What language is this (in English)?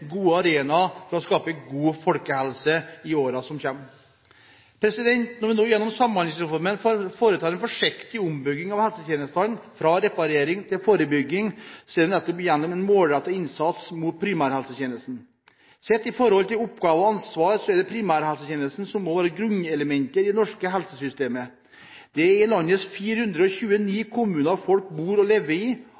Norwegian Bokmål